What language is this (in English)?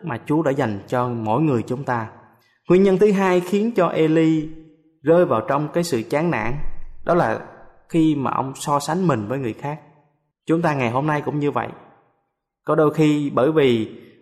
Vietnamese